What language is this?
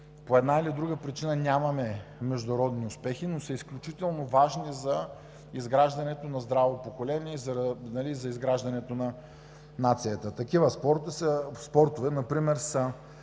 Bulgarian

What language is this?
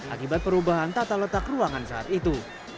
Indonesian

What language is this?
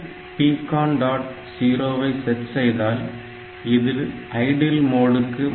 Tamil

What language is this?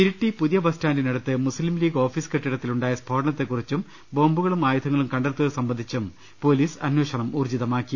Malayalam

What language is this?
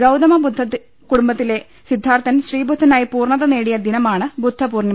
Malayalam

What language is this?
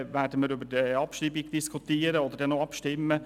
Swiss German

